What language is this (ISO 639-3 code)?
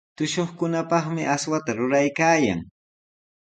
qws